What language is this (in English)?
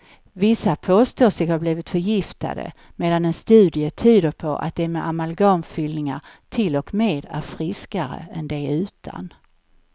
Swedish